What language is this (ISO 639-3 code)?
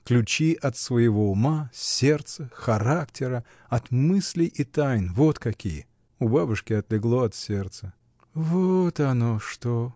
rus